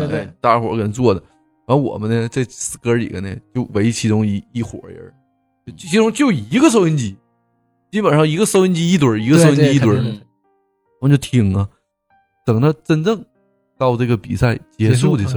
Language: Chinese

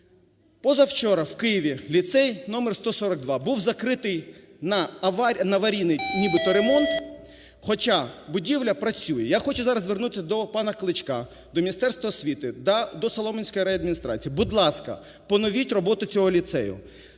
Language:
Ukrainian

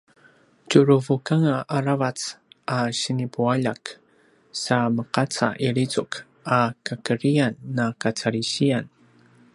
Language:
Paiwan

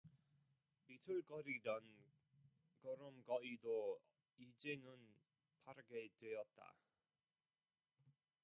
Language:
Korean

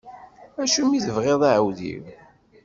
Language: Kabyle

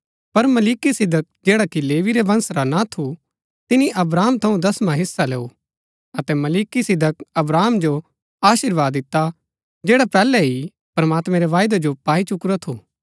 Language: Gaddi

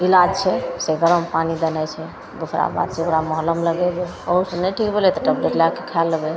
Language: Maithili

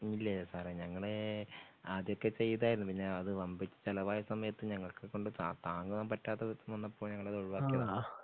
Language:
Malayalam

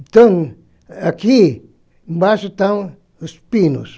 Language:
Portuguese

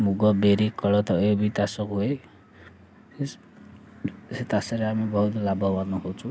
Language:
Odia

